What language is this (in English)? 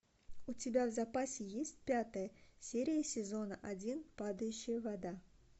Russian